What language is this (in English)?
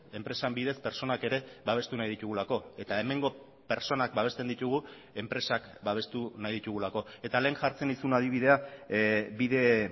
Basque